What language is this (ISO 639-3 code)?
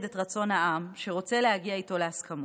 heb